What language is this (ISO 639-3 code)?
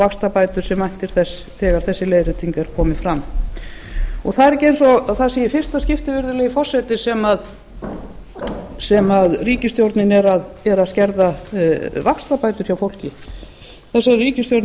isl